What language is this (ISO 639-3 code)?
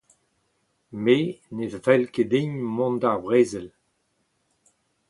bre